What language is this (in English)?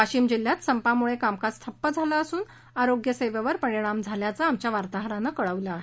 Marathi